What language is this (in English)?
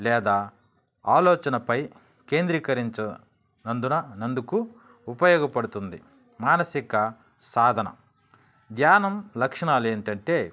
Telugu